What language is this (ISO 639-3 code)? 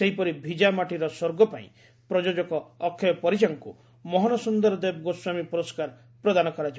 ori